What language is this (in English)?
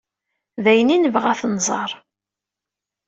Kabyle